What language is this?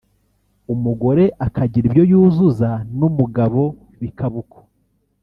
Kinyarwanda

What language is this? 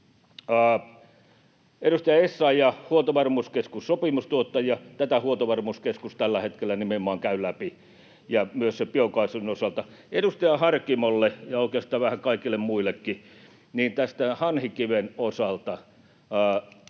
Finnish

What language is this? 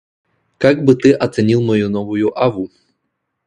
Russian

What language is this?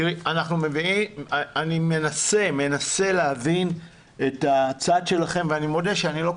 Hebrew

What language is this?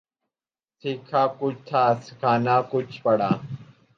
Urdu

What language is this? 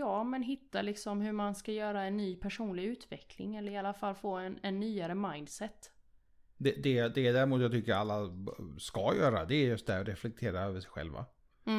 Swedish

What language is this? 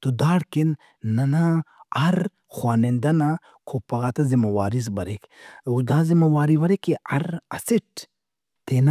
Brahui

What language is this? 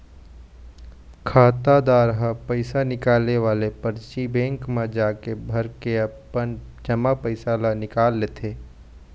Chhattisgarhi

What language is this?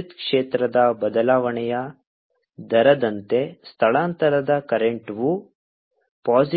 Kannada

